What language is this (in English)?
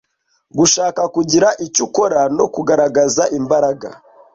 Kinyarwanda